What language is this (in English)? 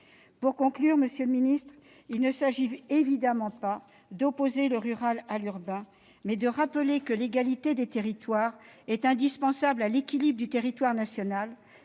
French